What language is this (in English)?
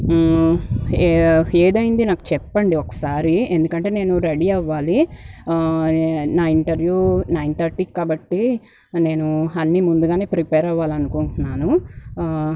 Telugu